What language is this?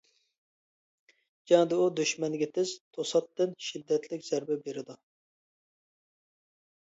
Uyghur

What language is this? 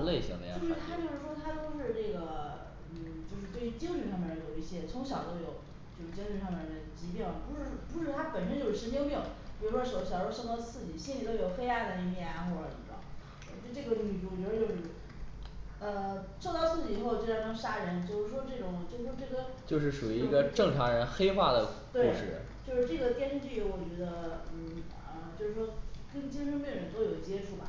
Chinese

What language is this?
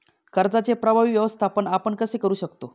Marathi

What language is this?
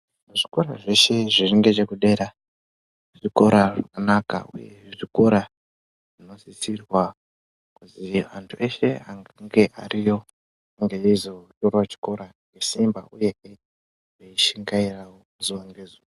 Ndau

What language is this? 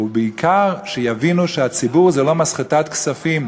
Hebrew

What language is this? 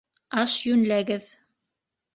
Bashkir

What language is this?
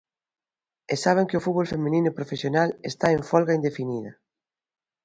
Galician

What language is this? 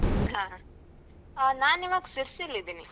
Kannada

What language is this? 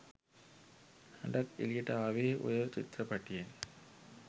Sinhala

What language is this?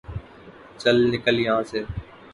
Urdu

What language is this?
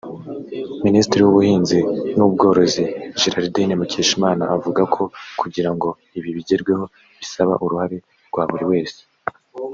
Kinyarwanda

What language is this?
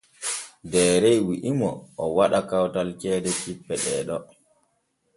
Borgu Fulfulde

